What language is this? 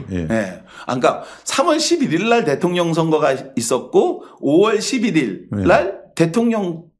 Korean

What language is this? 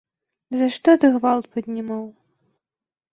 Belarusian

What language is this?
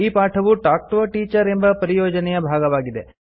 Kannada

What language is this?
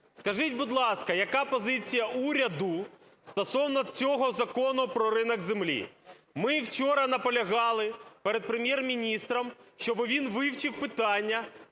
Ukrainian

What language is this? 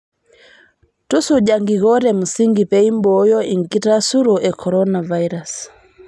Masai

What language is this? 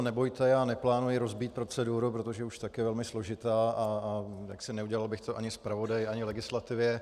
Czech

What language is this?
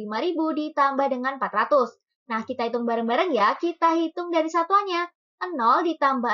Indonesian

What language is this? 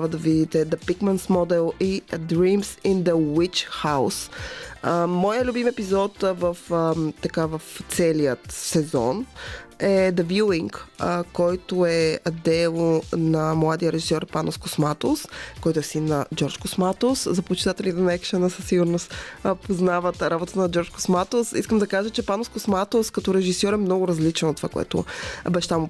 Bulgarian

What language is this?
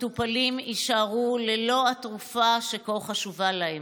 Hebrew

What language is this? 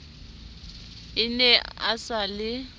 Southern Sotho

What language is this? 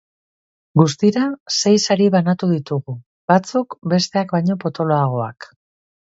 Basque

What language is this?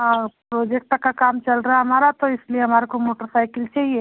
Hindi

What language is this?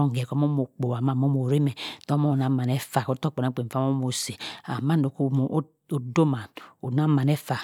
Cross River Mbembe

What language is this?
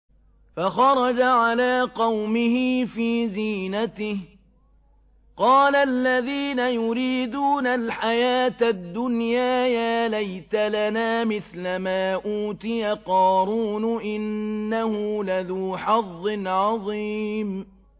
Arabic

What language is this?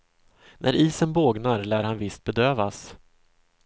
Swedish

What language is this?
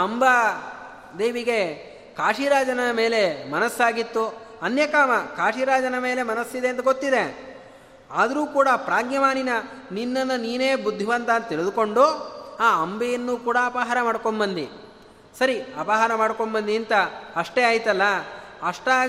Kannada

